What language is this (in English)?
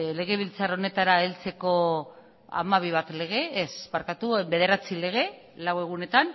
Basque